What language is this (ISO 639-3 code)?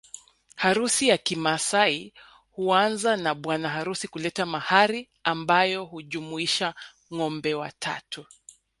swa